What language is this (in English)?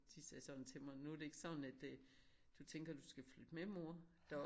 Danish